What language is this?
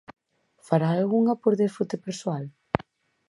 Galician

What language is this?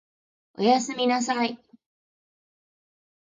Japanese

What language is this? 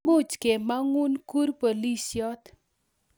Kalenjin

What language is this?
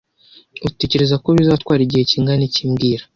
Kinyarwanda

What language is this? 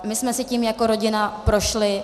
Czech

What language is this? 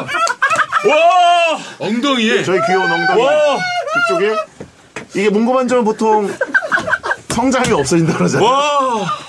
Korean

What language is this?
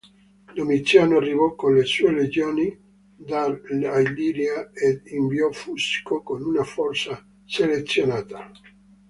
Italian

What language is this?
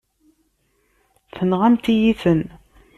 Kabyle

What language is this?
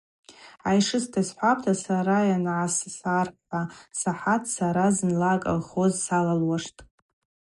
Abaza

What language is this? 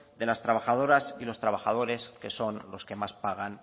Spanish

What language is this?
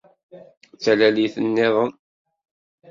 Kabyle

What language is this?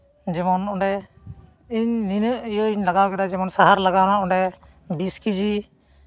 Santali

